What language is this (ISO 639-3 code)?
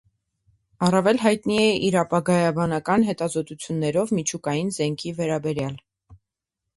hye